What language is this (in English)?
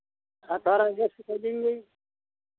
Hindi